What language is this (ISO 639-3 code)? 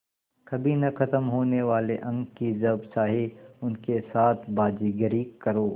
hin